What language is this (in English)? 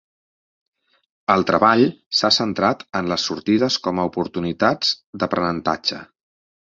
Catalan